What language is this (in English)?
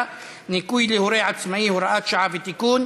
Hebrew